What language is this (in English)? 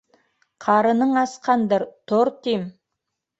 Bashkir